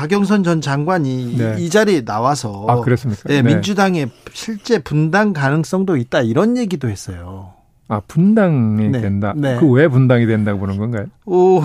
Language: Korean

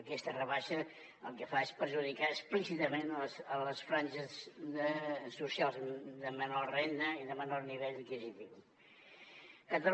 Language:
Catalan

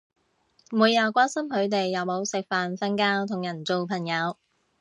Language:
Cantonese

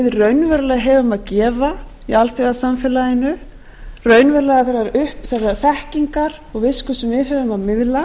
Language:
Icelandic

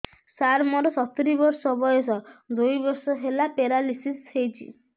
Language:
Odia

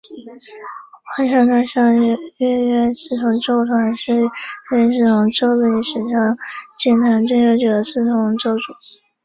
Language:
Chinese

